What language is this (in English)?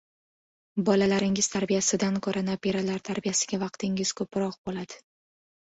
Uzbek